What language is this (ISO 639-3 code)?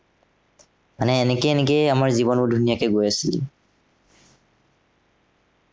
asm